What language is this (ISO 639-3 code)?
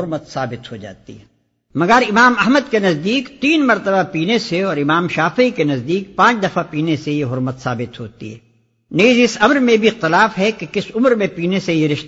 urd